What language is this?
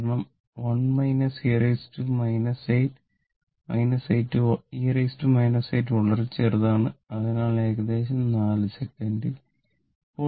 Malayalam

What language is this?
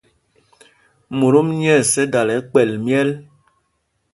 Mpumpong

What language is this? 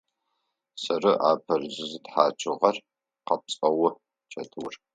Adyghe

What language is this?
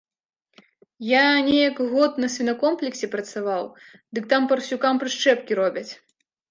Belarusian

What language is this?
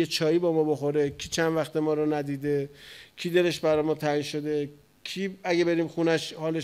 Persian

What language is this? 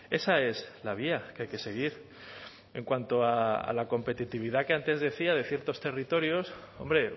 Spanish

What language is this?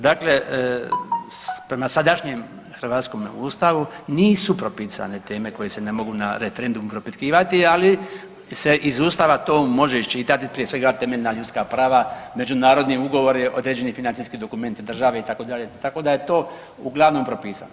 Croatian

